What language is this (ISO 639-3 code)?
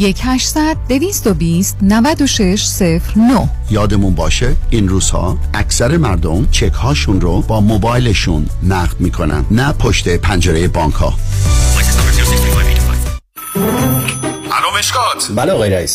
fas